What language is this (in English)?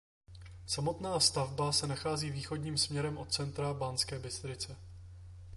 Czech